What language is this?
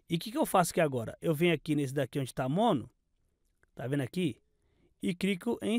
Portuguese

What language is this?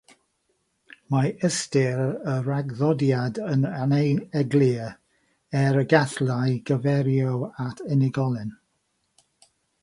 Welsh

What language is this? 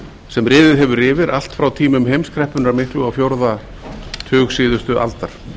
Icelandic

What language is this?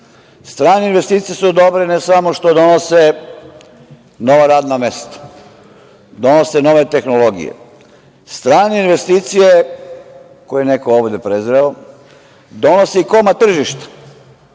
Serbian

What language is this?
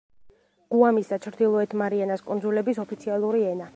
Georgian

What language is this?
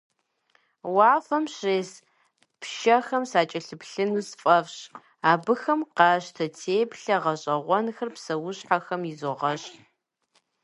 Kabardian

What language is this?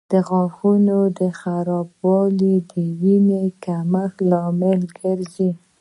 Pashto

